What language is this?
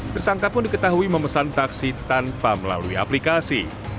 Indonesian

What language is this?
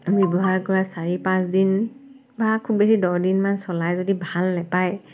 Assamese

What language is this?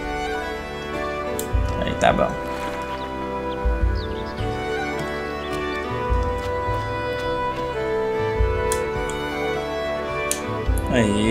Portuguese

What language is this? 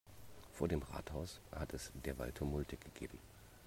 German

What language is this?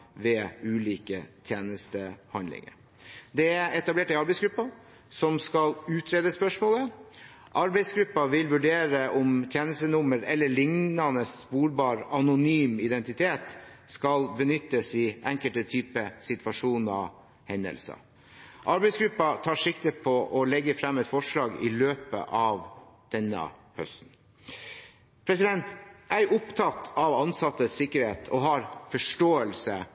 Norwegian Bokmål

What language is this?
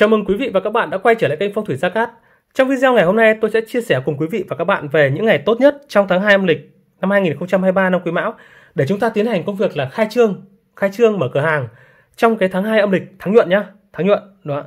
Vietnamese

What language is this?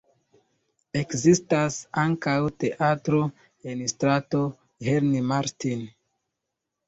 Esperanto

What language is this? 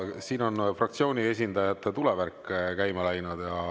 Estonian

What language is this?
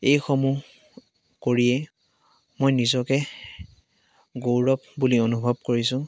Assamese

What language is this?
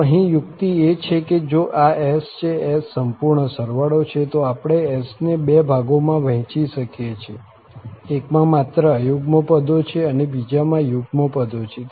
Gujarati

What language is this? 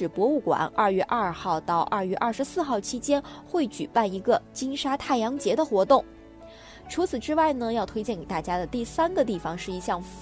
Chinese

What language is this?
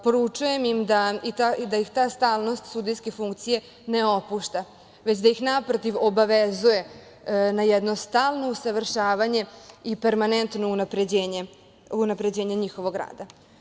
Serbian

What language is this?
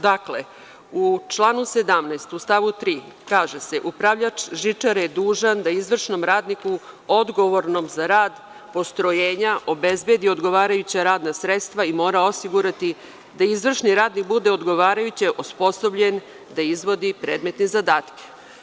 Serbian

